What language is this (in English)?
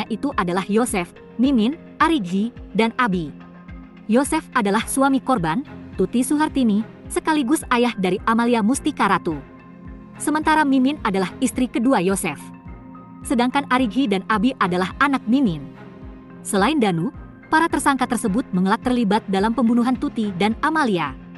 Indonesian